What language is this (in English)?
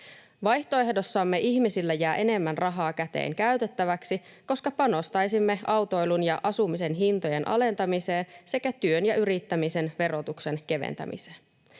Finnish